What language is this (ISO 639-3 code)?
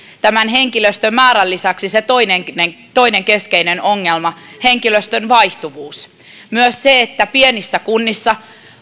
fin